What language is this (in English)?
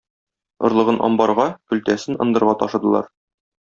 Tatar